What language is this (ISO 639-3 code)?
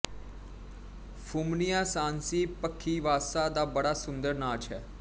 pan